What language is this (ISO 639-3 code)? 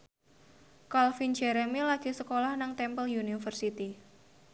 jav